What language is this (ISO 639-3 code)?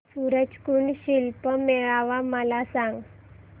mar